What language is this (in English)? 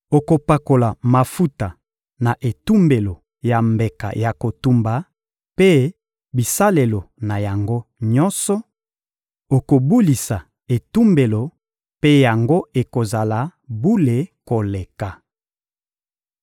Lingala